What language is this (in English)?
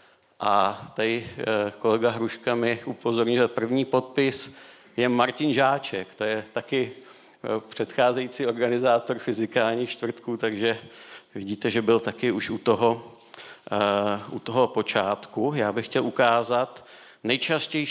Czech